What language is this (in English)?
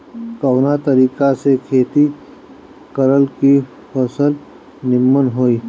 Bhojpuri